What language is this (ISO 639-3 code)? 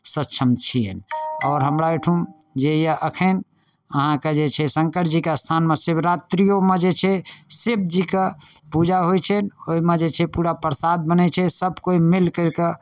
mai